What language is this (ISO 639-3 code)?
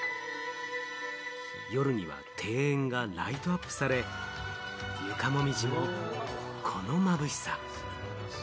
jpn